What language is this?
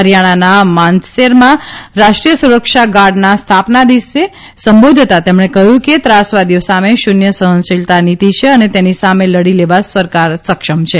Gujarati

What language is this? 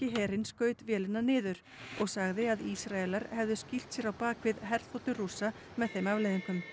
Icelandic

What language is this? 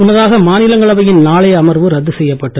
Tamil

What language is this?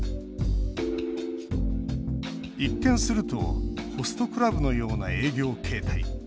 Japanese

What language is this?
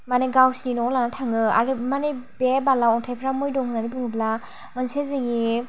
Bodo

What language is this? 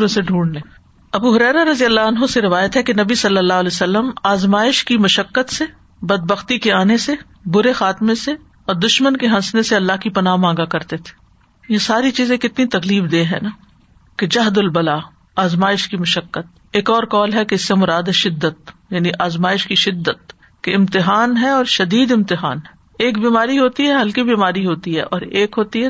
Urdu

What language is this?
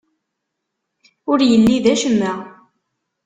Kabyle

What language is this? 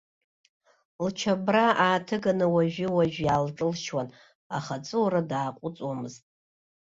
Abkhazian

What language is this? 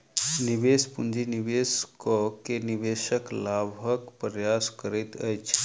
Maithili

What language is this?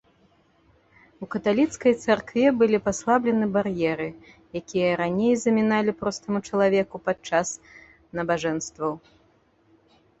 Belarusian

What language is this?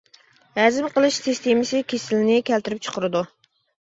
Uyghur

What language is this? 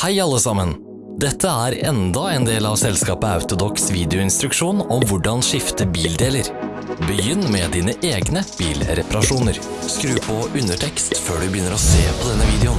Norwegian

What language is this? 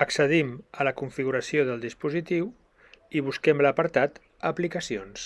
Catalan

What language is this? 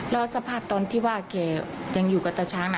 Thai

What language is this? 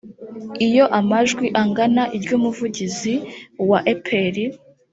Kinyarwanda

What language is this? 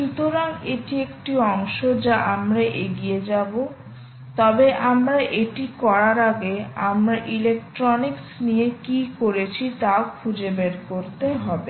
Bangla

